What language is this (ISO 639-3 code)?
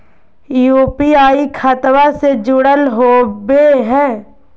mag